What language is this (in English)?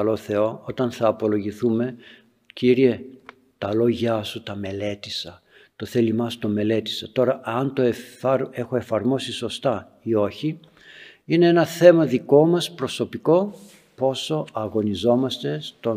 Greek